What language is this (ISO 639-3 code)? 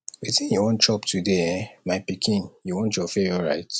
pcm